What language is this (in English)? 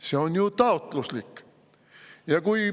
Estonian